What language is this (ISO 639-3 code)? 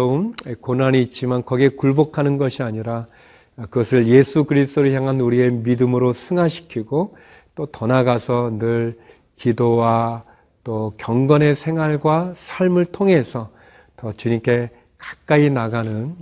kor